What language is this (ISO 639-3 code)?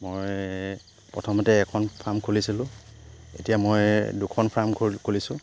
asm